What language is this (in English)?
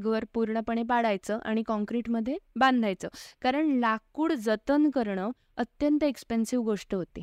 Marathi